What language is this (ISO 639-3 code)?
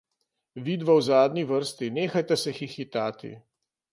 slv